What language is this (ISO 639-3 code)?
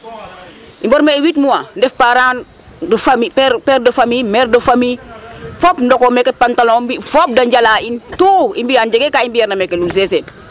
srr